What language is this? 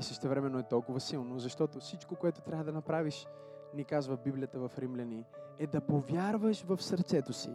Bulgarian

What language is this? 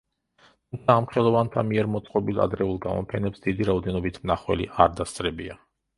Georgian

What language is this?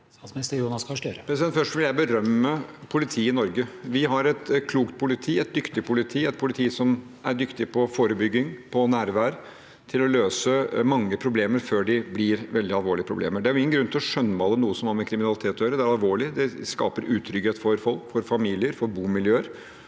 Norwegian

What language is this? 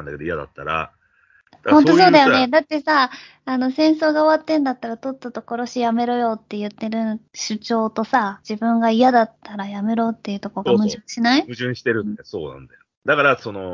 Japanese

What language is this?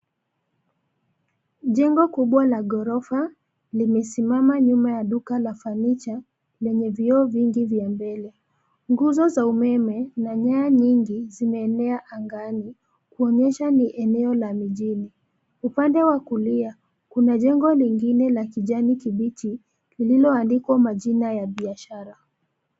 Swahili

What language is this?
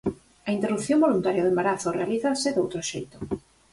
Galician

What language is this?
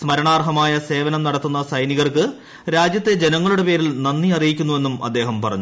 Malayalam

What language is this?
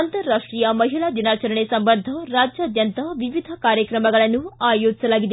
Kannada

